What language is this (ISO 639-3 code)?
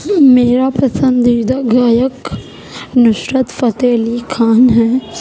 urd